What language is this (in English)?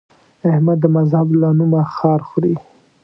Pashto